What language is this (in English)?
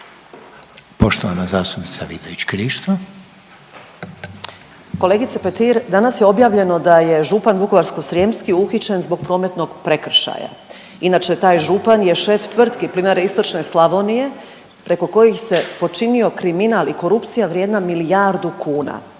Croatian